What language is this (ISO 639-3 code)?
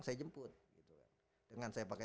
ind